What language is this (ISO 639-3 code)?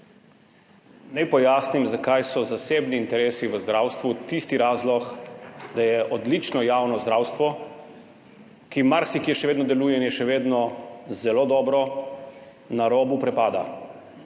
slv